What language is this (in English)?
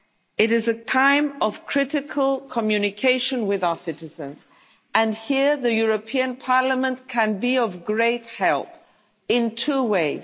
English